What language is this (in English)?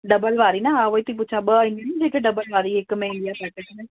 Sindhi